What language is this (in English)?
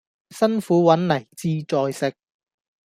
Cantonese